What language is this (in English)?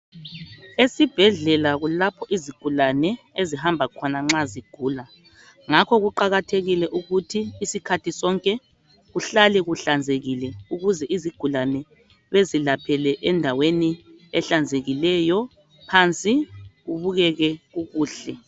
North Ndebele